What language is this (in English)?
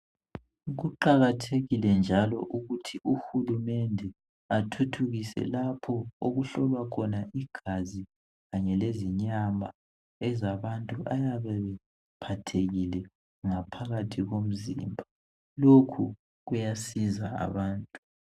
North Ndebele